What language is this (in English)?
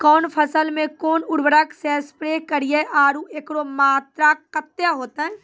Maithili